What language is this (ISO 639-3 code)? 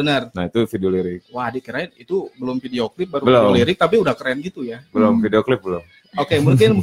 ind